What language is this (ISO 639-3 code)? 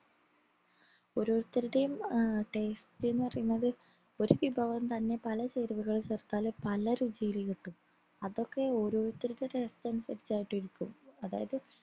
mal